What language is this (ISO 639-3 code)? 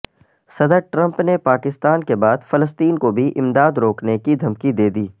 urd